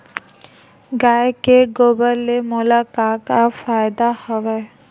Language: Chhattisgarhi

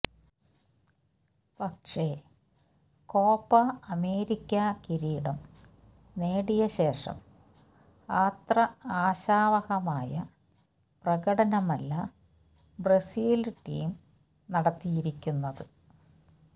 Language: Malayalam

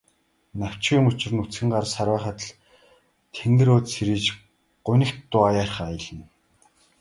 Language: Mongolian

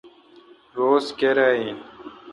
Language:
Kalkoti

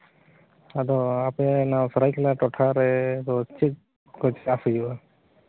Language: Santali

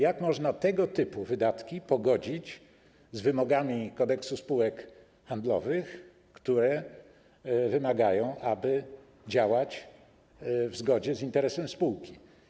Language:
Polish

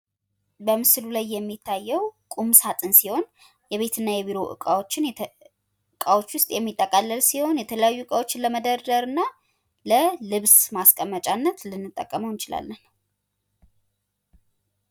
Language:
Amharic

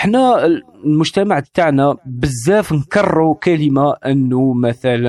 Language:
Arabic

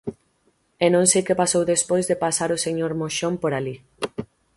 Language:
Galician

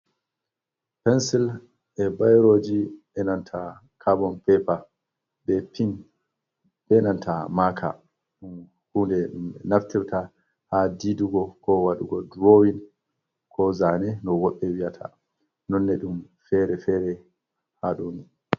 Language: Fula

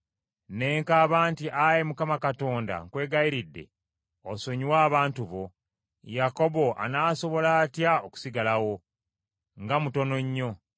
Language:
Ganda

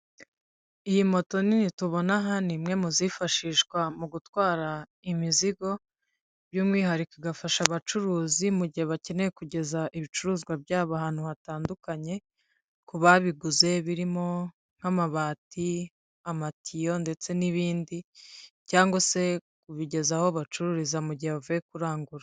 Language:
Kinyarwanda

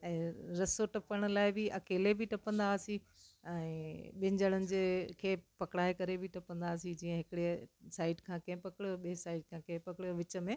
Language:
Sindhi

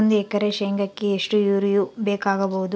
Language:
Kannada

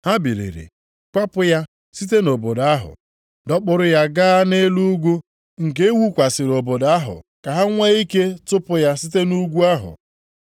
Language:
Igbo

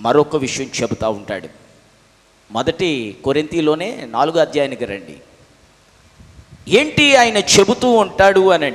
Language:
Hindi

